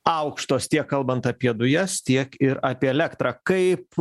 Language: Lithuanian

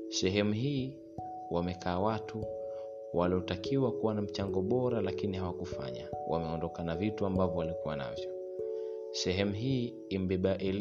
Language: Swahili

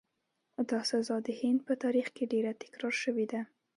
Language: Pashto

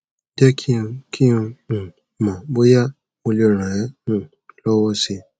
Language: Yoruba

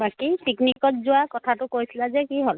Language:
Assamese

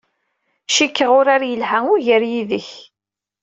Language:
Kabyle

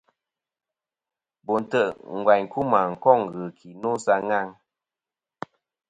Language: Kom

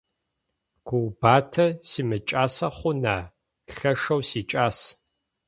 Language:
Adyghe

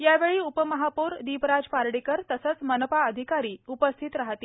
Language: Marathi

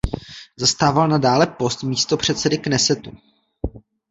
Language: Czech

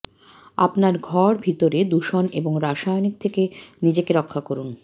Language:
Bangla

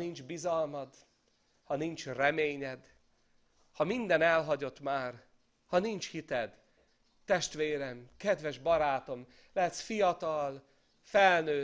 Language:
Hungarian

